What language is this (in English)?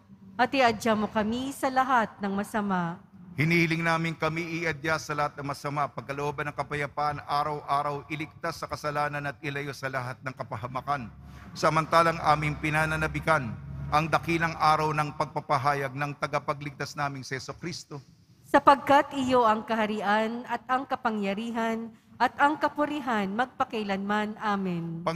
Filipino